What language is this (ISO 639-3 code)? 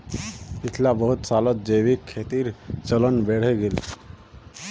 mag